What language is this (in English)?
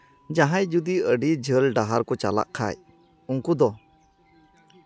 Santali